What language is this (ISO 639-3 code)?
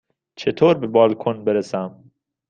fas